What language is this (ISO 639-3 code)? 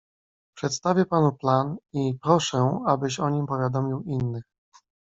pol